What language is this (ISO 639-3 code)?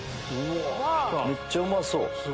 jpn